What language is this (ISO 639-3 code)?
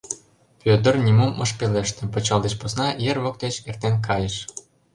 chm